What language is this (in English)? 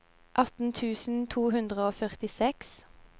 Norwegian